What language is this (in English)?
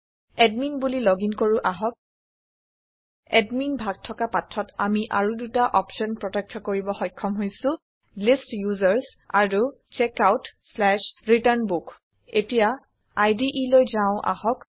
Assamese